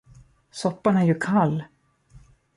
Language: Swedish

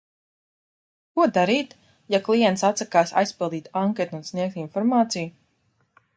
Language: Latvian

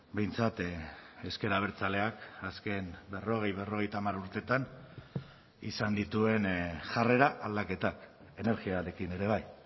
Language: Basque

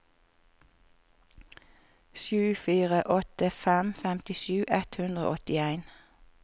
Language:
Norwegian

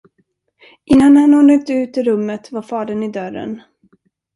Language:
Swedish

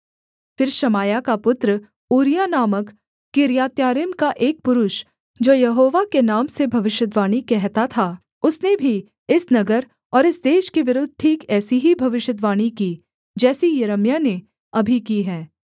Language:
Hindi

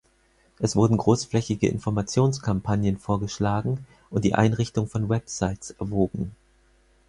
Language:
German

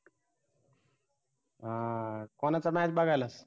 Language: Marathi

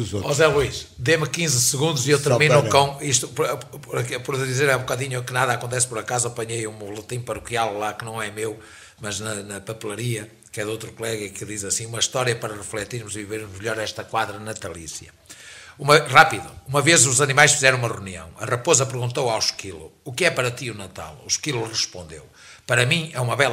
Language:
Portuguese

